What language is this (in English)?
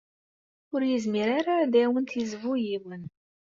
Kabyle